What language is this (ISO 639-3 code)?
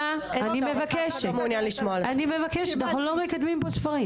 heb